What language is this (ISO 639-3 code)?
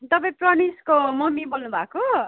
nep